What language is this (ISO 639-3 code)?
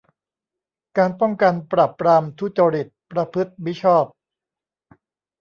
tha